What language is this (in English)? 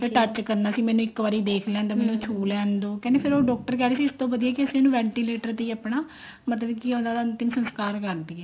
Punjabi